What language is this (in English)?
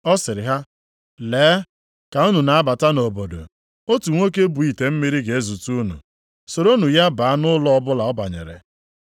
Igbo